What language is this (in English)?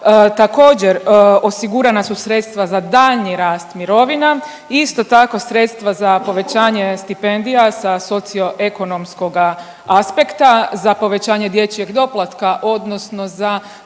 Croatian